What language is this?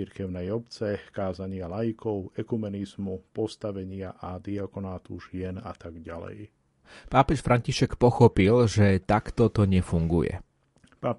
Slovak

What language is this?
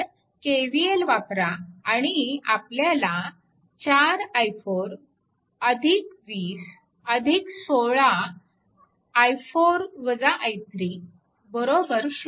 Marathi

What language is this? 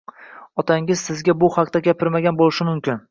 Uzbek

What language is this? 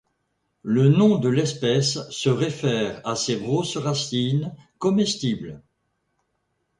French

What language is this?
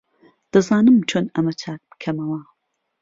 Central Kurdish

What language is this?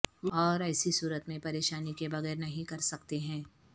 Urdu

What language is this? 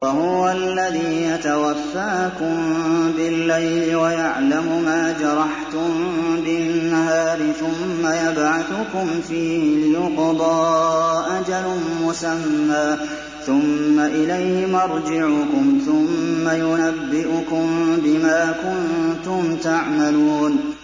Arabic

